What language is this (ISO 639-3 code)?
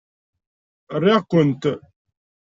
kab